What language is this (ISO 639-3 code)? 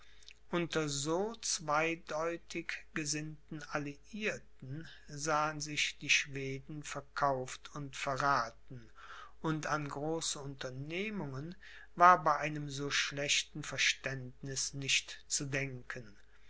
deu